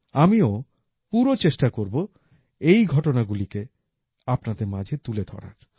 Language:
Bangla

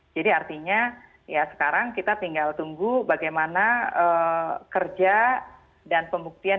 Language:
Indonesian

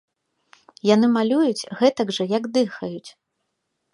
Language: Belarusian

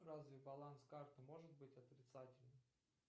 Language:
Russian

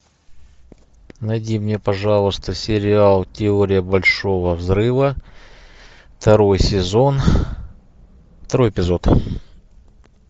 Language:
Russian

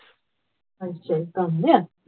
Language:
Punjabi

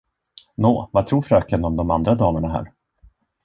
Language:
Swedish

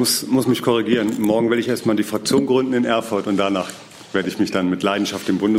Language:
German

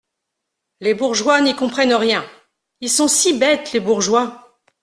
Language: French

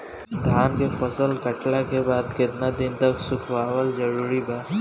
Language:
Bhojpuri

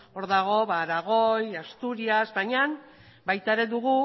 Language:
Basque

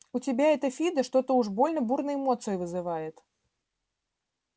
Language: Russian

